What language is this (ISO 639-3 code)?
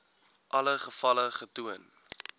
afr